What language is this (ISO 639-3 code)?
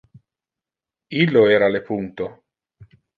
ina